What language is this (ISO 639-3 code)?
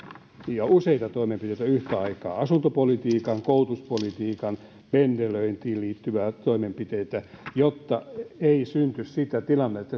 fin